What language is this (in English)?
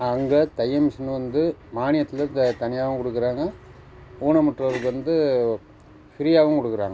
Tamil